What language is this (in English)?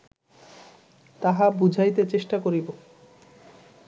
Bangla